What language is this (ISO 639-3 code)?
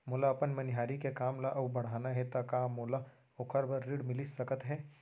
hne